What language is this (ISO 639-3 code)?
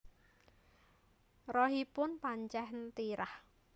jav